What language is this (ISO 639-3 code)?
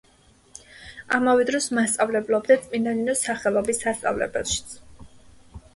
kat